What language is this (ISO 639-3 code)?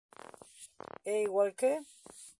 glg